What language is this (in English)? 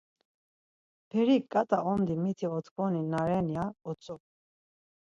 Laz